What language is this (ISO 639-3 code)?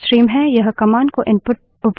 hin